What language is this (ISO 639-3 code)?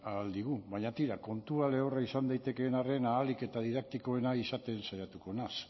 eus